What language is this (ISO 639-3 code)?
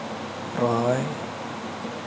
sat